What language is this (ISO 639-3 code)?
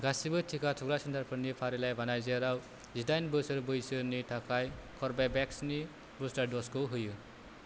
brx